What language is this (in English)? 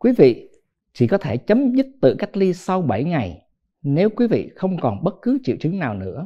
Vietnamese